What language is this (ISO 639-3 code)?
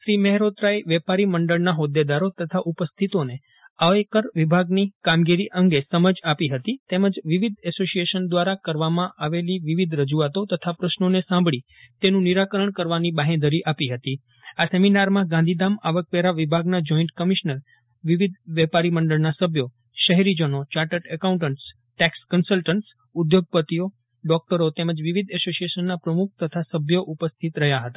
guj